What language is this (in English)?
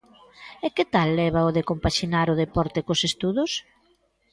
Galician